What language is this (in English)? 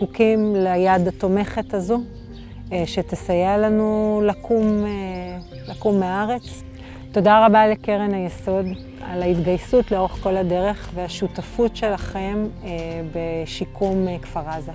Hebrew